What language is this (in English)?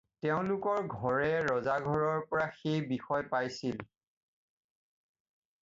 Assamese